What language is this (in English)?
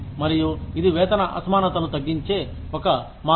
Telugu